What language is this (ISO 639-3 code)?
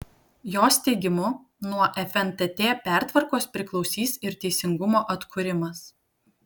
lit